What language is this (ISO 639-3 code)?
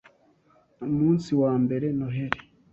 kin